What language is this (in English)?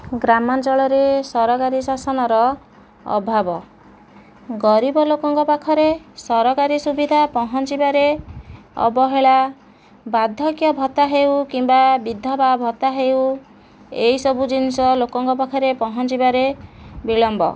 Odia